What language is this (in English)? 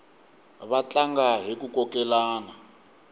Tsonga